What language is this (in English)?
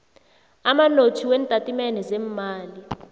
South Ndebele